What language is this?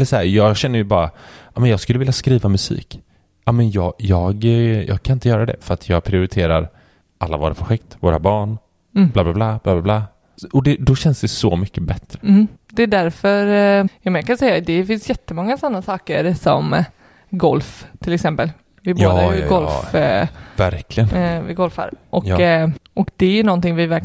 Swedish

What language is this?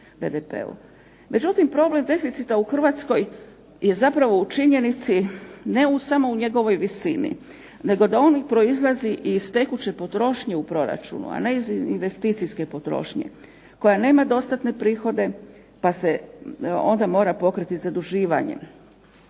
Croatian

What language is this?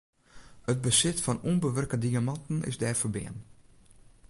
Western Frisian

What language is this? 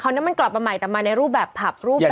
Thai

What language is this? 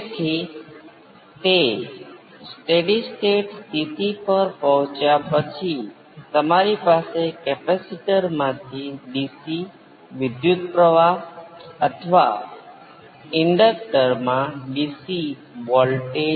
Gujarati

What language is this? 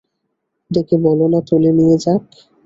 Bangla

